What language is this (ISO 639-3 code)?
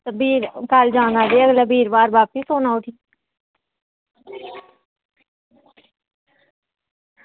doi